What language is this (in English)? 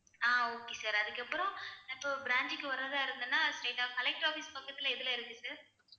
Tamil